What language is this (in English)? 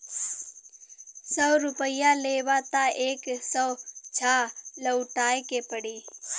Bhojpuri